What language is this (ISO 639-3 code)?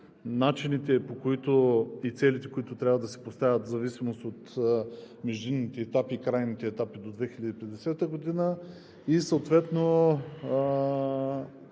bul